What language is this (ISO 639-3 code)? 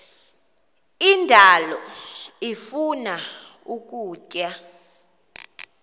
xho